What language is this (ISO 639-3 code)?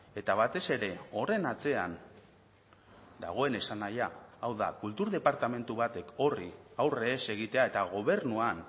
eus